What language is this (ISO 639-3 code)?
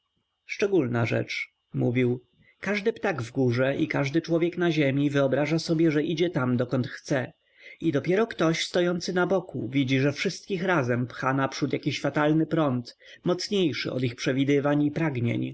pol